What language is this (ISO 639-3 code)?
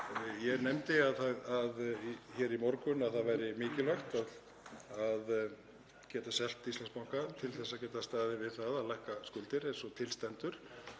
isl